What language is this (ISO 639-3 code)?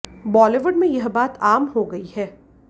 hin